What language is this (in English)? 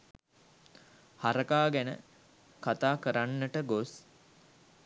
Sinhala